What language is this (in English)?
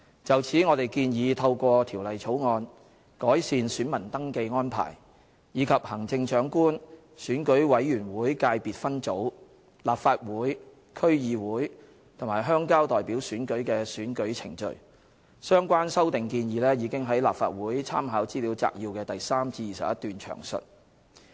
Cantonese